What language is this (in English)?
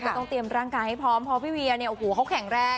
Thai